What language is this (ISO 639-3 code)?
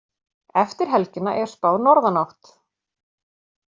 isl